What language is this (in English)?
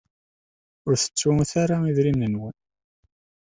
Kabyle